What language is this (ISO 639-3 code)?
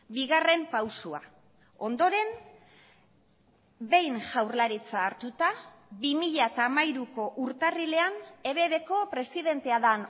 eus